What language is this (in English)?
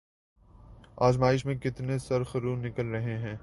Urdu